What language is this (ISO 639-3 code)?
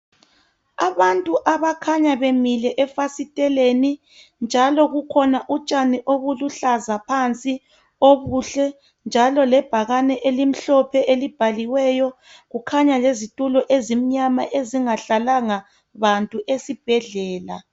nde